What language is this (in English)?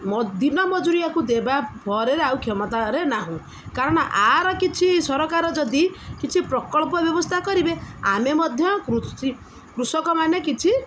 Odia